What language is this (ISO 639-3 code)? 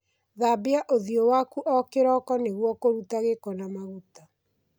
kik